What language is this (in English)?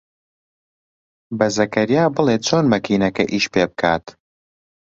Central Kurdish